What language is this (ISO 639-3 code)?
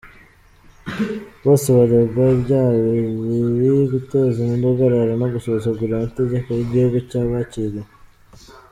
kin